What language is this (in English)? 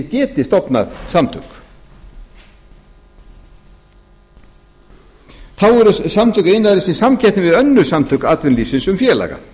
Icelandic